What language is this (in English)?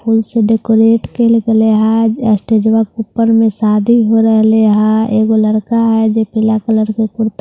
Hindi